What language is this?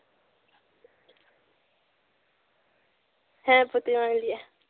Santali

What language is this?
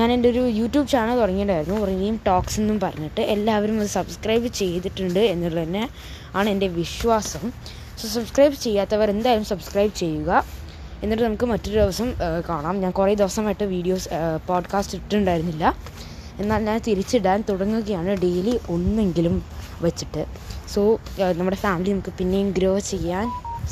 Malayalam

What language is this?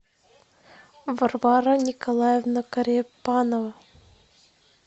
Russian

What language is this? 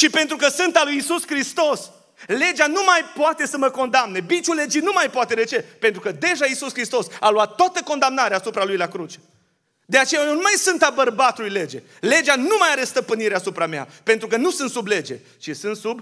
Romanian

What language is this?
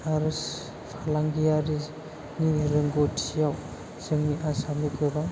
Bodo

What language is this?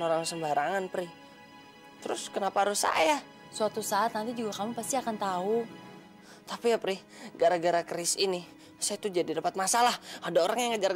Indonesian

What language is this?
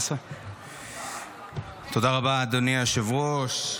Hebrew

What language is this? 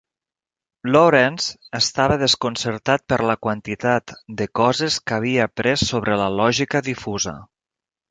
Catalan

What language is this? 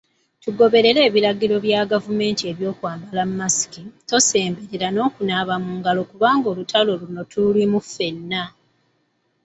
Ganda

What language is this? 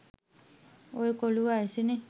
Sinhala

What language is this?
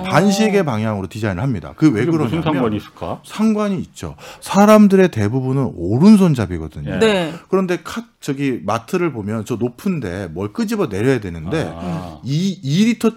Korean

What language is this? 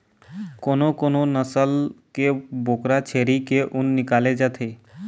Chhattisgarhi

